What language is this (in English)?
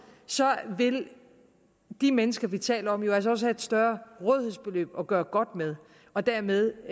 Danish